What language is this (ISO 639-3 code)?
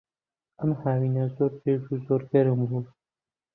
ckb